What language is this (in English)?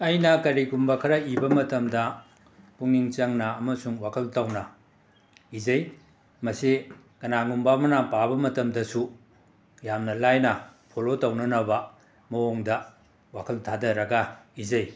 Manipuri